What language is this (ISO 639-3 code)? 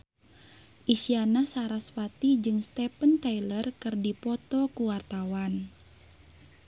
sun